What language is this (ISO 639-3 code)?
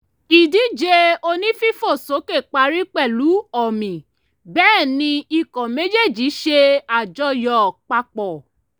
yor